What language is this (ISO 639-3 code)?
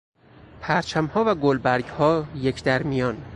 fas